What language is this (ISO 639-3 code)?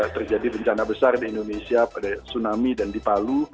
ind